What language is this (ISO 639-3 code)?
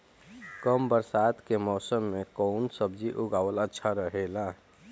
bho